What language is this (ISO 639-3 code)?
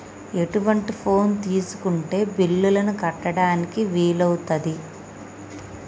tel